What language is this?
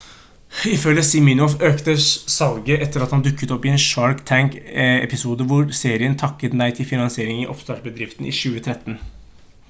Norwegian Bokmål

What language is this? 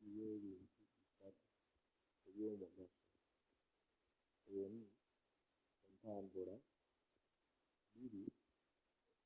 Ganda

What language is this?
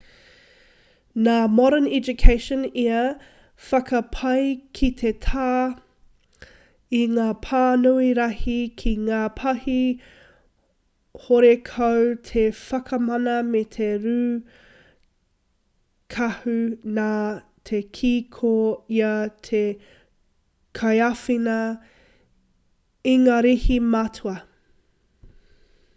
Māori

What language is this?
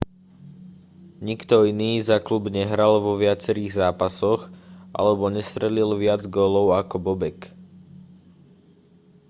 Slovak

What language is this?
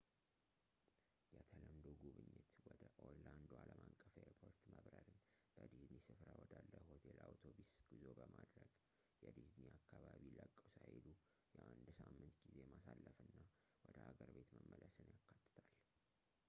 Amharic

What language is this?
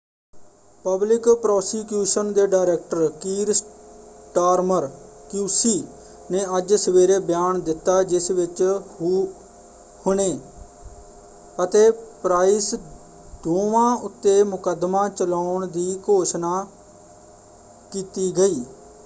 Punjabi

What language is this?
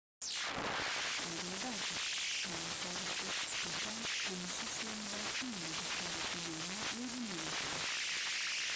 Central Kurdish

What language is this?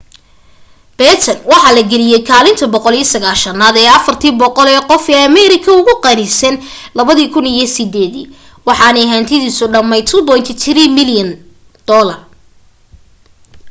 Somali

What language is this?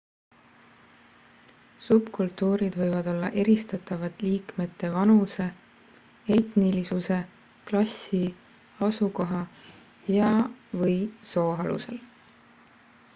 Estonian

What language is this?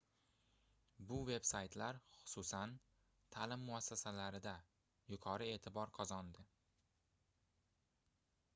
Uzbek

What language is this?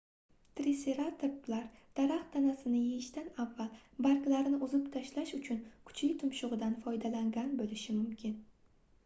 Uzbek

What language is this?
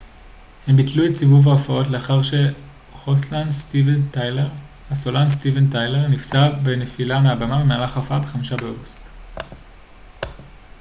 Hebrew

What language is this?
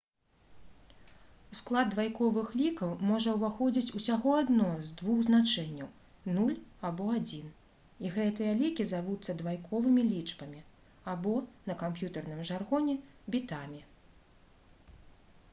Belarusian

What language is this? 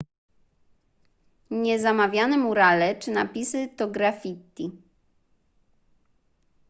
Polish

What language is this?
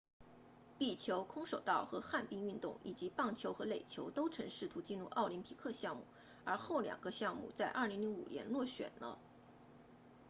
Chinese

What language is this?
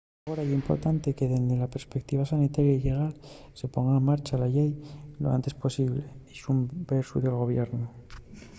Asturian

